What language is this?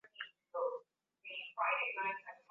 Swahili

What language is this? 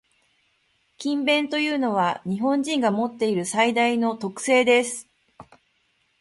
Japanese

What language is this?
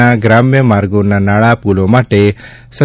Gujarati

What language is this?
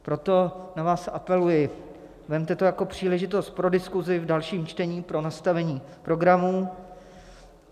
Czech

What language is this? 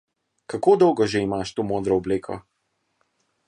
Slovenian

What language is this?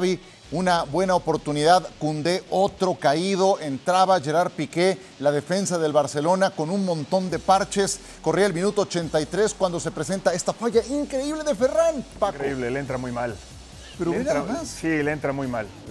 Spanish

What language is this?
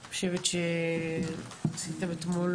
Hebrew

